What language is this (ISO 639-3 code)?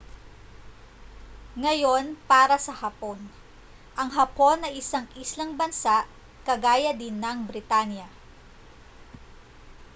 fil